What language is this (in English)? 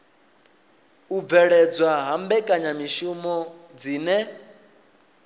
Venda